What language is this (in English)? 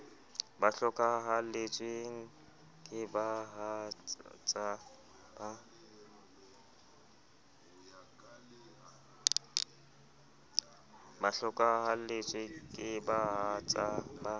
Southern Sotho